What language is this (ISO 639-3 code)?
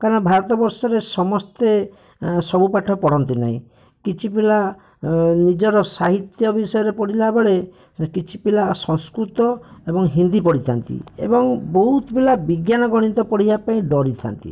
ori